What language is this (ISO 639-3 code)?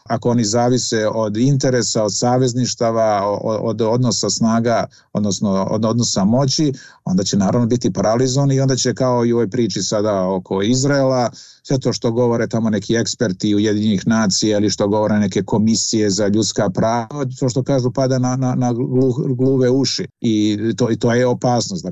hrv